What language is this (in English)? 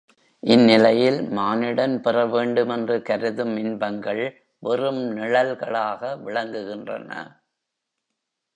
Tamil